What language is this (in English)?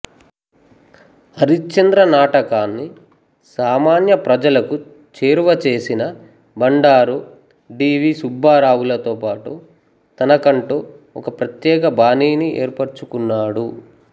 Telugu